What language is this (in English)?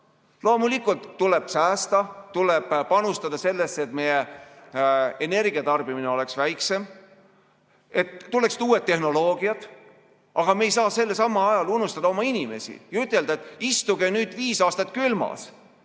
Estonian